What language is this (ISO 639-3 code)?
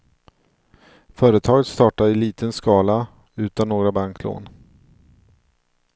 swe